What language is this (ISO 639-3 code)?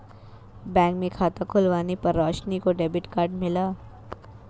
hin